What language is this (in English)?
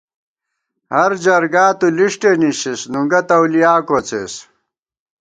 Gawar-Bati